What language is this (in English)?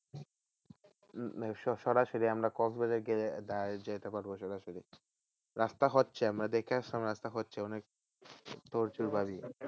Bangla